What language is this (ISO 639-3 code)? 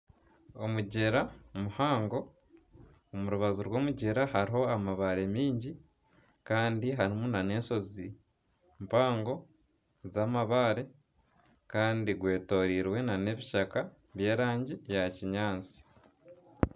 nyn